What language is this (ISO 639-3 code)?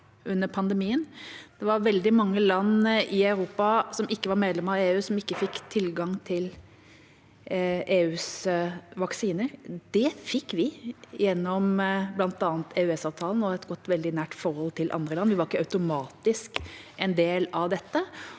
nor